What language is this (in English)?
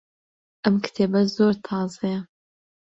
Central Kurdish